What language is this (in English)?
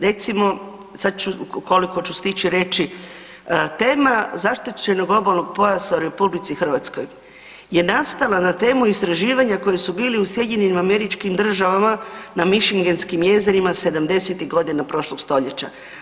Croatian